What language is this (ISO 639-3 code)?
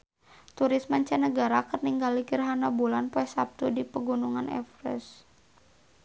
sun